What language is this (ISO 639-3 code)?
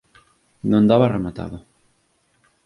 glg